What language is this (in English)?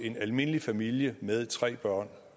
Danish